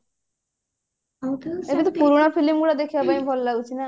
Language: Odia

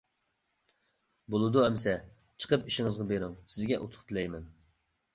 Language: Uyghur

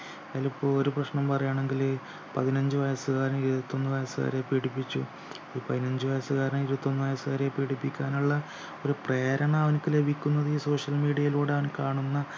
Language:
Malayalam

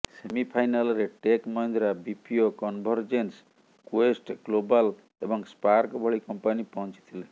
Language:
Odia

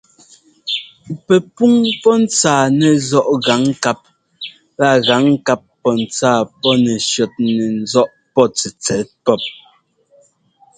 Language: Ngomba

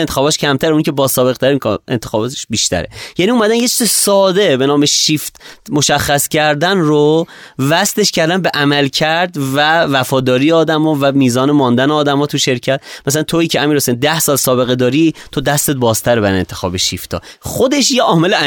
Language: Persian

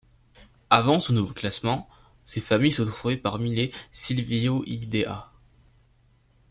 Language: French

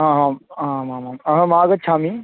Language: Sanskrit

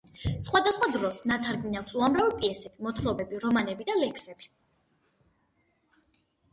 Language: Georgian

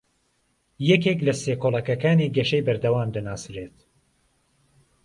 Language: Central Kurdish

